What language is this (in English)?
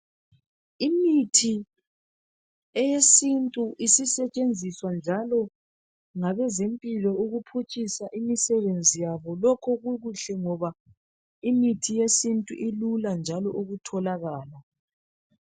North Ndebele